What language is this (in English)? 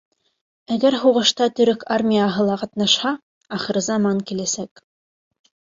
Bashkir